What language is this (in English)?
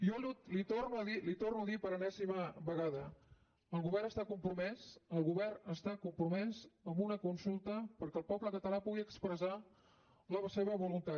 Catalan